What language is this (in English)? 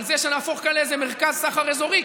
Hebrew